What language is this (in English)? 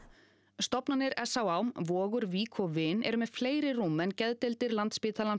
Icelandic